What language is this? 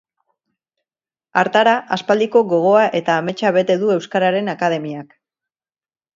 Basque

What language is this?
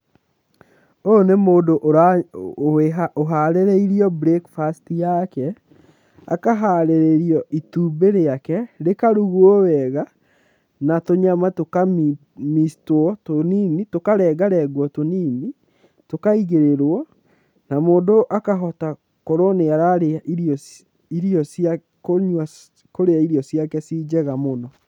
Kikuyu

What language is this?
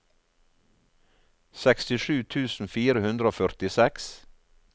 Norwegian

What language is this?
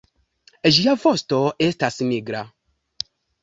Esperanto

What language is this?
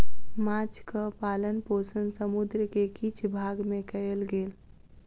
Maithili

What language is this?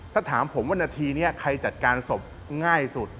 Thai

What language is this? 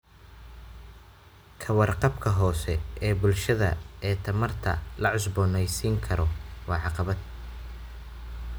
Somali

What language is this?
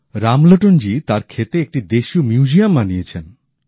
Bangla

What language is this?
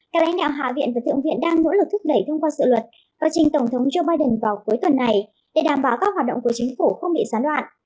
Vietnamese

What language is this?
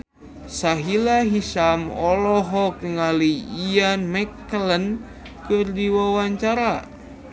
Sundanese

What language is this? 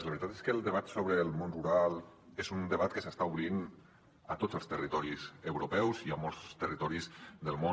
Catalan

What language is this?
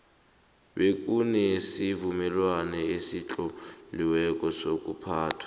South Ndebele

